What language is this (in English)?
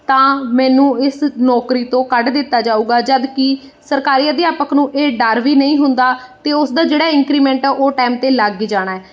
Punjabi